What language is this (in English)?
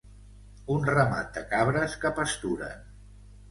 Catalan